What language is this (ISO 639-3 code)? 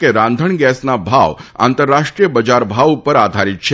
guj